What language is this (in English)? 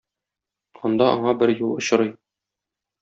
Tatar